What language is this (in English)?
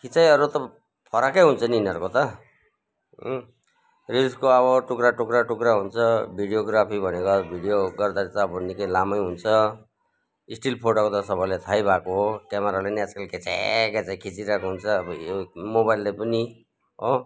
Nepali